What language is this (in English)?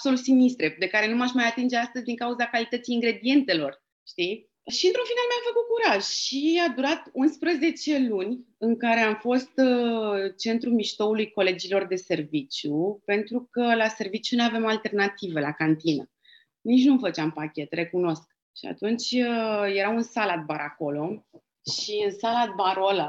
Romanian